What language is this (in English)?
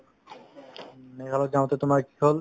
Assamese